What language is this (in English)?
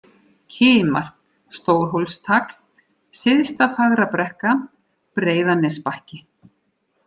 Icelandic